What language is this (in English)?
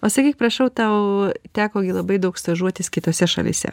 Lithuanian